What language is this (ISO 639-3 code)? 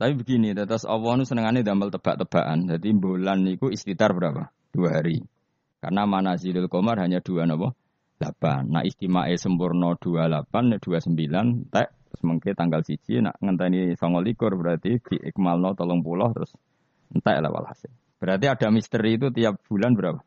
ind